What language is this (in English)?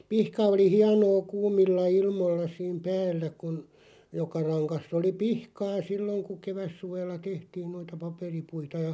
Finnish